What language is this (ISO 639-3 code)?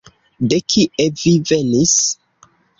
epo